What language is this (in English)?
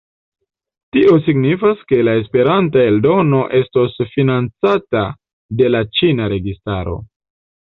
Esperanto